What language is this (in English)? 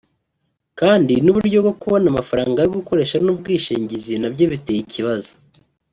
Kinyarwanda